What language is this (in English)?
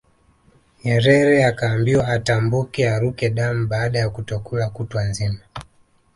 Swahili